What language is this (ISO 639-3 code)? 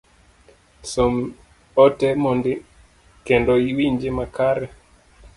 luo